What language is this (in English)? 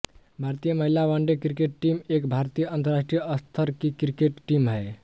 Hindi